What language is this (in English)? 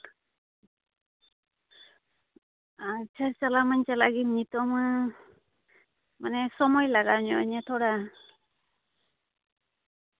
Santali